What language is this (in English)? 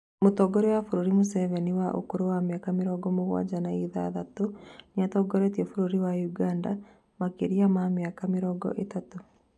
Kikuyu